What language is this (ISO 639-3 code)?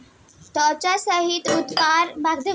bho